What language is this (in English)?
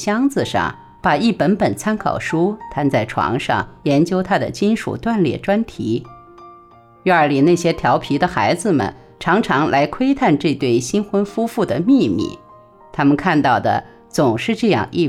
Chinese